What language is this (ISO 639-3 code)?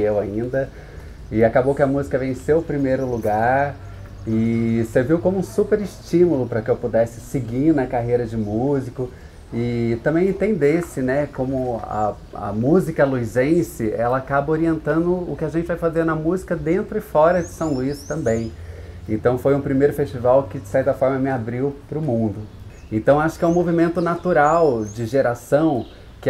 por